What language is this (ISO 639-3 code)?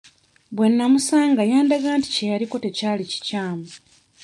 lug